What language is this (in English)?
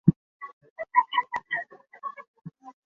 Guarani